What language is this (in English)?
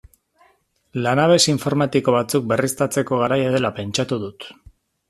Basque